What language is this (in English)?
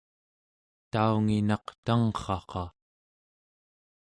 Central Yupik